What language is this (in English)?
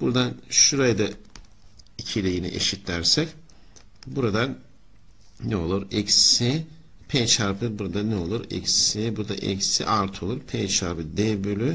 Turkish